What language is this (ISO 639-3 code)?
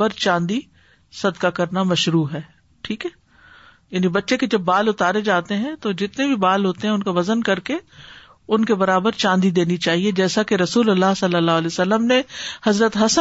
urd